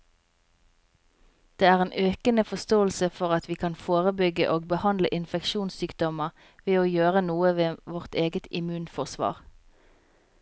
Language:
Norwegian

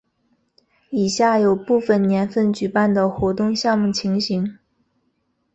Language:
Chinese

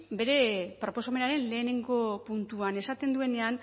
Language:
Basque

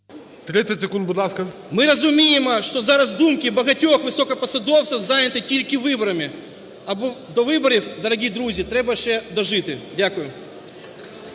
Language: Ukrainian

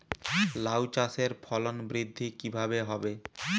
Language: Bangla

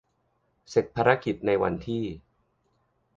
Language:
Thai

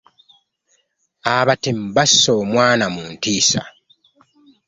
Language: Ganda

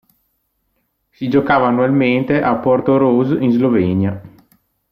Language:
Italian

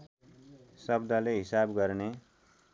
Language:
Nepali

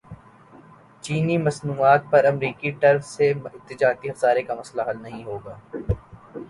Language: Urdu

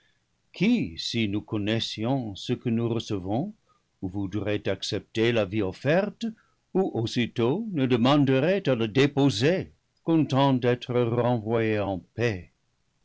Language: French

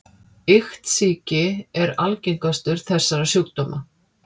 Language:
Icelandic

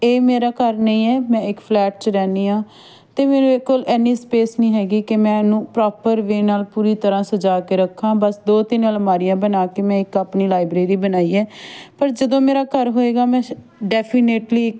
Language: Punjabi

